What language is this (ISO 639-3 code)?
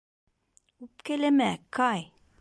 bak